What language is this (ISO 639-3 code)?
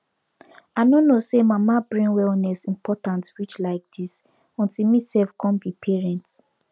pcm